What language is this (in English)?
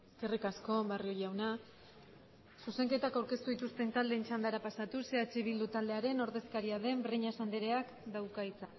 Basque